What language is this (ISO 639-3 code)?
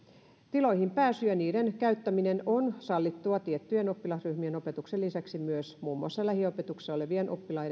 fin